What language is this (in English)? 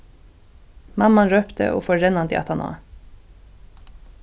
Faroese